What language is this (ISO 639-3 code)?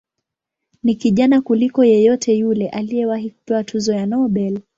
swa